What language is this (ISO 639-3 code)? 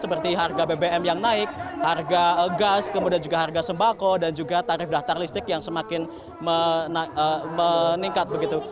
ind